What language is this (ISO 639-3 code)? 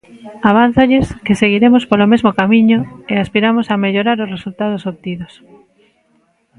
glg